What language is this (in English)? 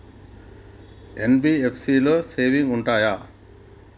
Telugu